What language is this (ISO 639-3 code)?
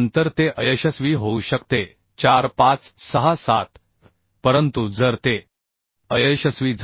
mar